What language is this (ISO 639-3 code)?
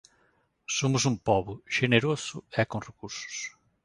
glg